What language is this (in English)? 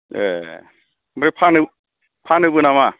Bodo